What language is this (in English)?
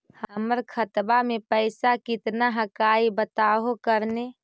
Magahi